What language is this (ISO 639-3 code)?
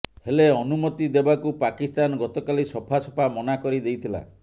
ori